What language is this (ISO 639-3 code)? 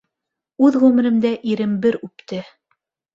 bak